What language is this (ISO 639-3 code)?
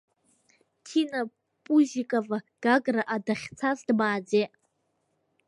abk